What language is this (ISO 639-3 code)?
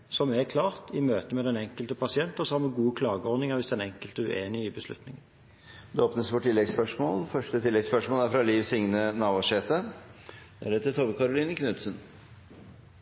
nor